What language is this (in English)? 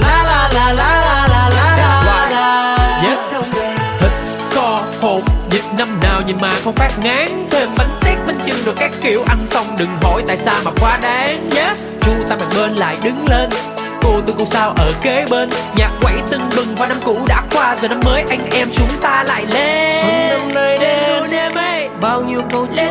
Vietnamese